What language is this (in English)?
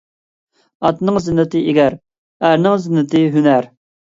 Uyghur